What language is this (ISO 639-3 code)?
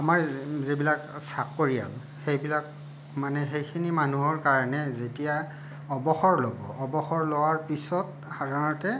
asm